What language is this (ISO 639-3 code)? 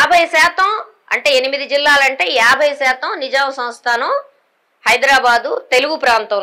tel